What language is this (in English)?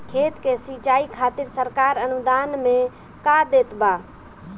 Bhojpuri